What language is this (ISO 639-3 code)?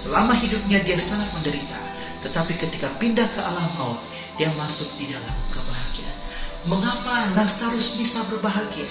ind